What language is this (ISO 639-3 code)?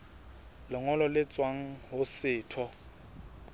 sot